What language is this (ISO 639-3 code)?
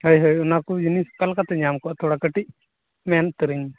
sat